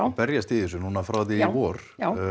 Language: Icelandic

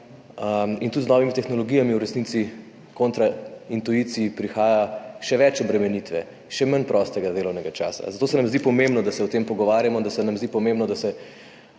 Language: Slovenian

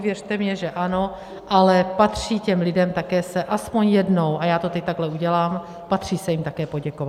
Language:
Czech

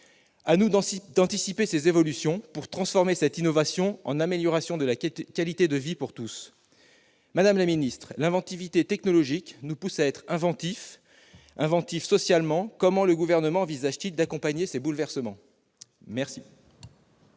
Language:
French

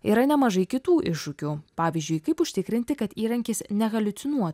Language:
Lithuanian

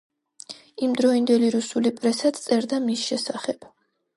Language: Georgian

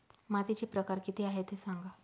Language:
Marathi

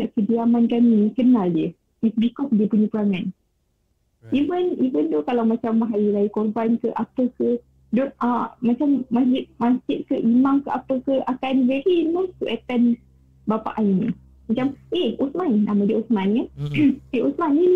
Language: Malay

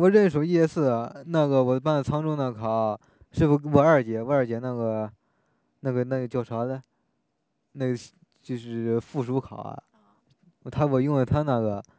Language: Chinese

